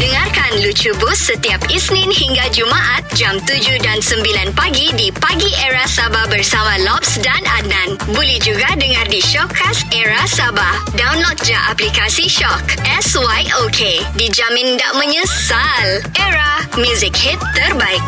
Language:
Malay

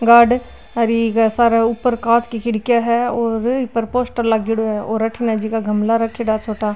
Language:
Marwari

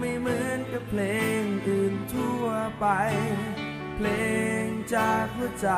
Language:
Thai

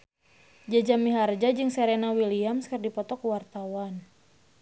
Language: Sundanese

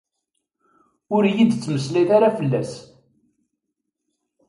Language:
Kabyle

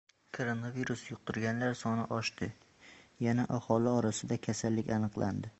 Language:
Uzbek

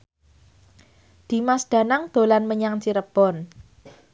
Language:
Javanese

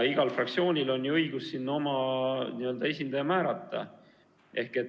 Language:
Estonian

